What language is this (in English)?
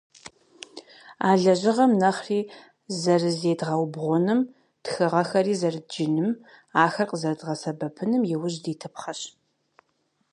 Kabardian